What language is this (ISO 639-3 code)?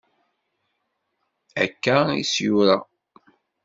kab